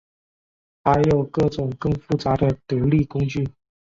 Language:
Chinese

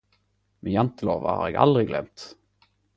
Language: Norwegian Nynorsk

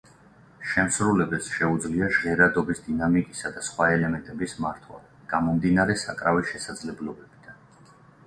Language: Georgian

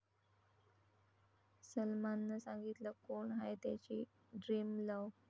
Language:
Marathi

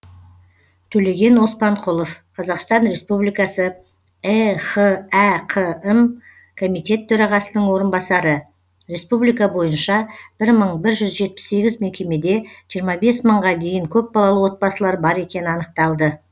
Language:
Kazakh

